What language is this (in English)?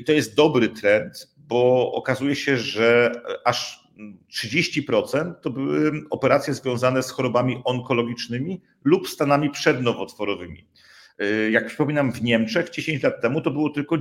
Polish